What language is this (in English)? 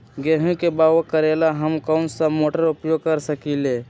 Magahi